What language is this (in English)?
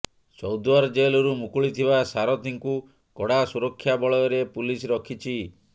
Odia